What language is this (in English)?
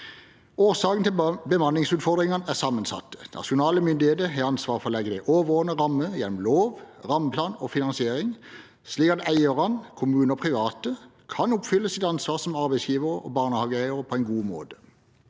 Norwegian